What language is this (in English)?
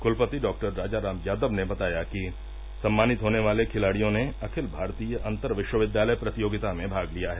Hindi